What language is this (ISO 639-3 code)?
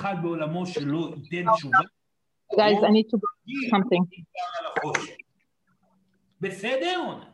heb